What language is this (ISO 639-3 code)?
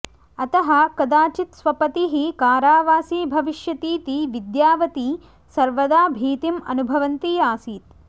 san